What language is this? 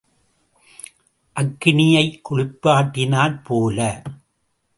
Tamil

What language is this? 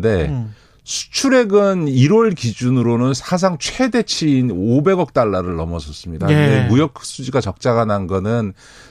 Korean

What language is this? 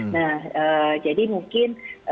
Indonesian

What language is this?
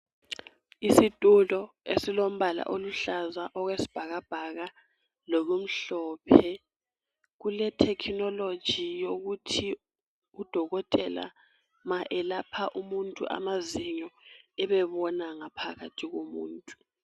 North Ndebele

